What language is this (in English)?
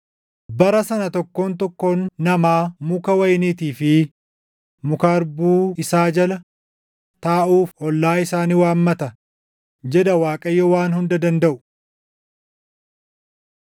Oromo